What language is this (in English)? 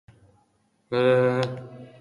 Basque